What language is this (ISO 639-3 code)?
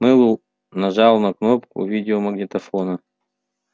rus